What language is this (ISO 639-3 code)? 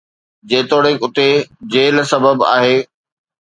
snd